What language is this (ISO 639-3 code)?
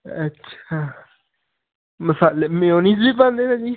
pan